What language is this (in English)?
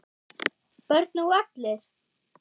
Icelandic